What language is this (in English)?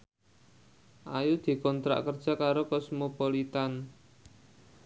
Javanese